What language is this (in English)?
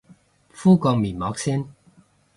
Cantonese